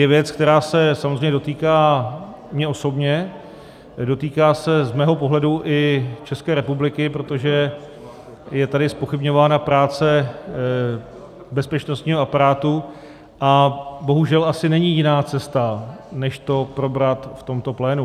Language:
Czech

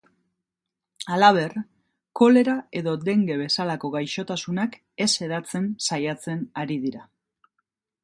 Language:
Basque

